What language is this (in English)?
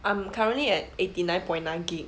English